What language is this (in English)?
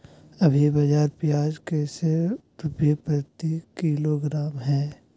Magahi